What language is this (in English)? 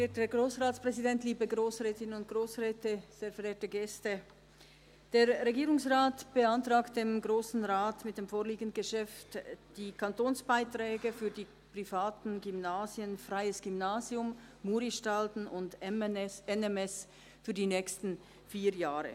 Swiss German